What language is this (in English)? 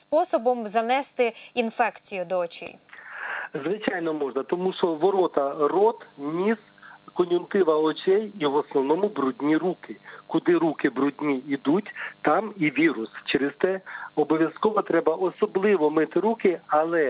Ukrainian